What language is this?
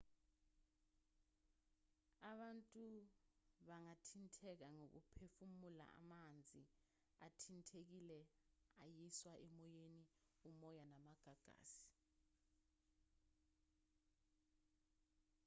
Zulu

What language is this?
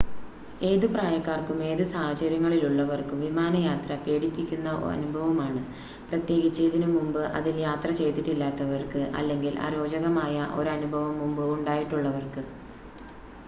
Malayalam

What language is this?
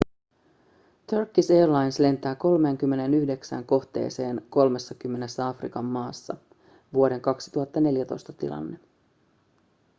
Finnish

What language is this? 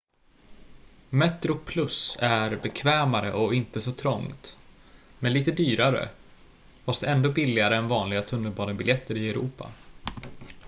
Swedish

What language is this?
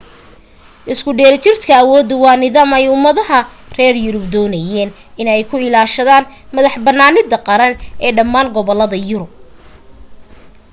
Somali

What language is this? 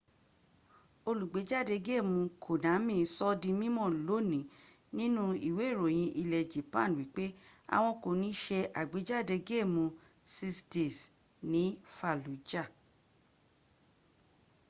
Yoruba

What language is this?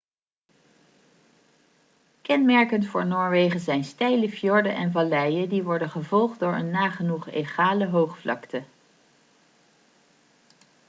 Dutch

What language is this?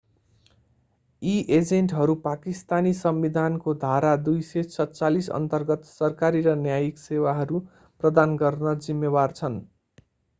Nepali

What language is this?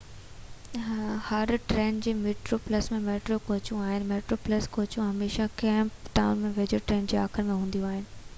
Sindhi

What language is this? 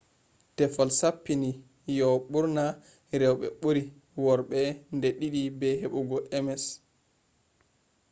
Fula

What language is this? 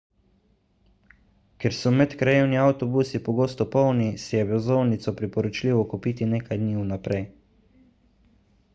Slovenian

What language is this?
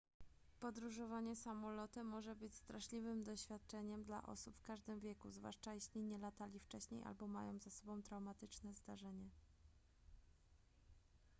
Polish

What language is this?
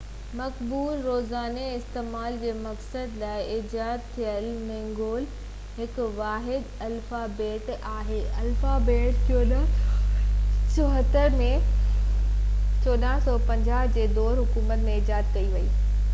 Sindhi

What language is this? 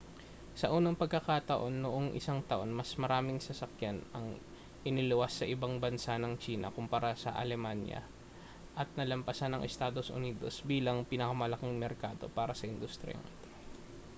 Filipino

